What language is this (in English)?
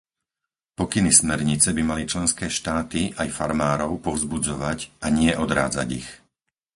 Slovak